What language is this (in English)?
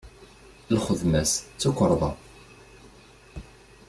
Kabyle